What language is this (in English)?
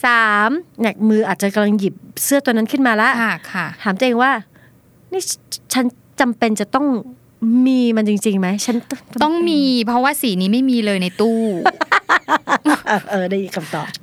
Thai